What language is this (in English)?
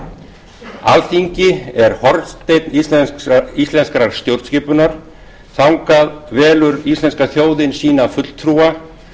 Icelandic